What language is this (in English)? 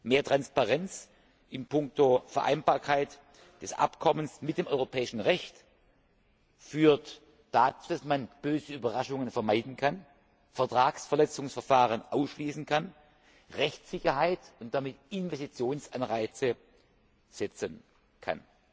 German